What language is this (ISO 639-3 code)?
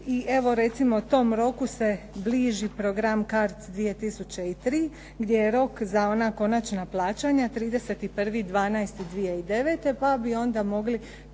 hrv